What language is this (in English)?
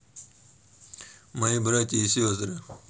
Russian